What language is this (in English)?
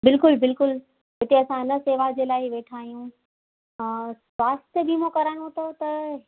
Sindhi